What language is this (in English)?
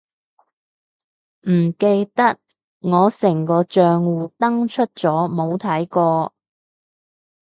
Cantonese